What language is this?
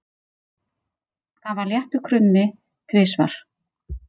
Icelandic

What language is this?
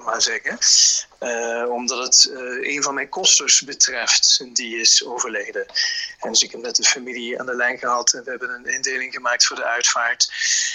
Dutch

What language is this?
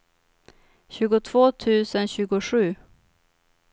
Swedish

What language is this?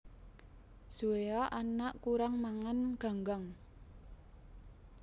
Javanese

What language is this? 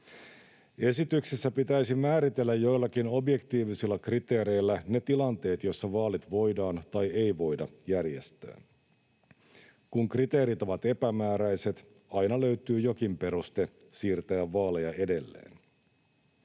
Finnish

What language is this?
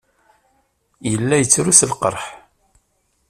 Kabyle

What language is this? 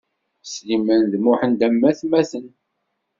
Kabyle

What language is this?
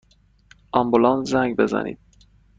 Persian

